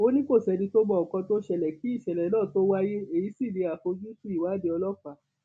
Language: Yoruba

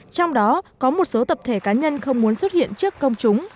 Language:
Vietnamese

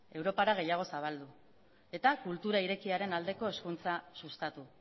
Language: Basque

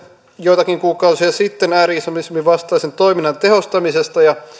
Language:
Finnish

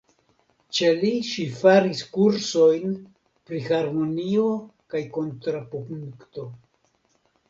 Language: Esperanto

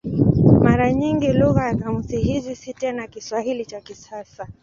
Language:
Swahili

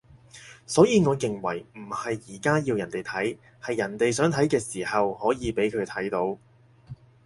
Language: Cantonese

